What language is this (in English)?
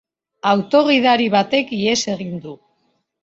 Basque